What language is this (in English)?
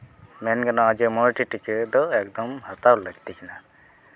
Santali